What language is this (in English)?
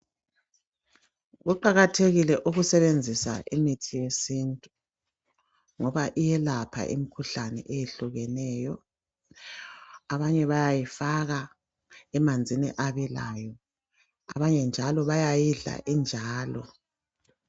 North Ndebele